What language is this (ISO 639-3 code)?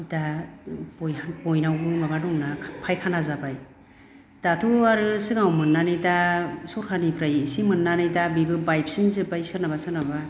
brx